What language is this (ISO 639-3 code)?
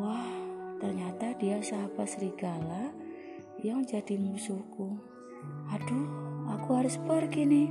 ind